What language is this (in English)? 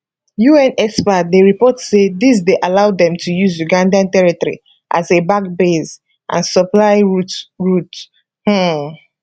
Nigerian Pidgin